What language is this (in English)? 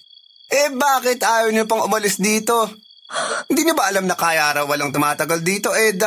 Filipino